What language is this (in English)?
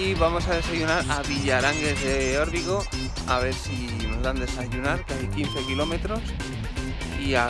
Spanish